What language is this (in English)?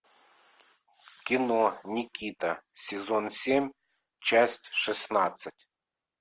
Russian